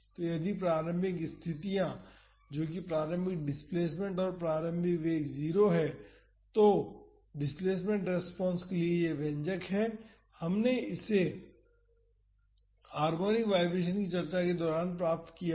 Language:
Hindi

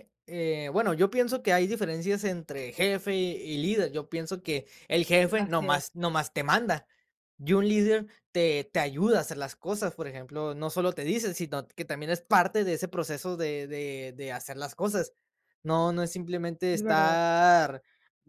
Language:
Spanish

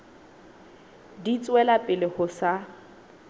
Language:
Southern Sotho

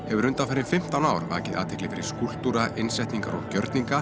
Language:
Icelandic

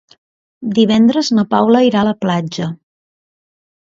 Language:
Catalan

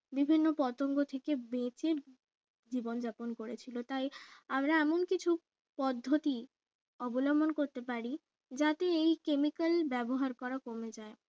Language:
Bangla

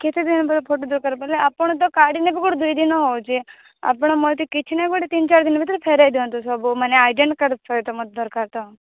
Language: Odia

